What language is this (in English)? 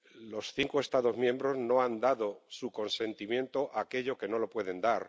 Spanish